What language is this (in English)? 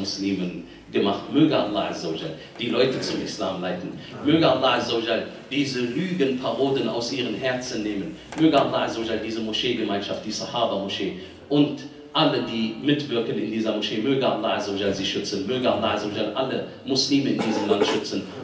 German